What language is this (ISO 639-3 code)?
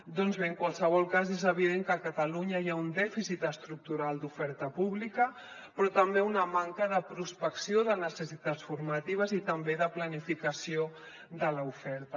cat